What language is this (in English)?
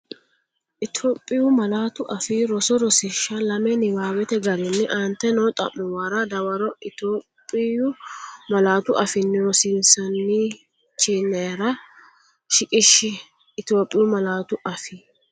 Sidamo